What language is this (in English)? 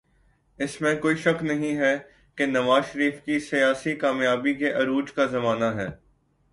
Urdu